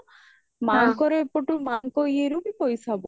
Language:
Odia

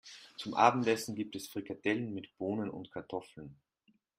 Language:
German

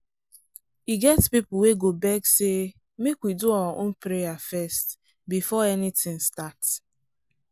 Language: Nigerian Pidgin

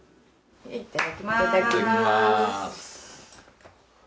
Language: Japanese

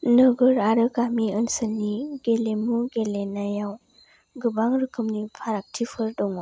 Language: Bodo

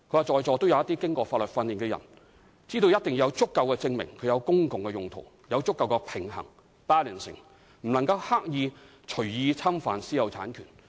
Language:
Cantonese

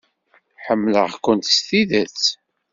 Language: Kabyle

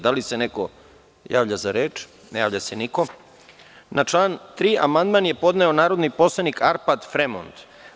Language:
Serbian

